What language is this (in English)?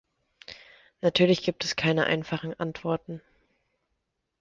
German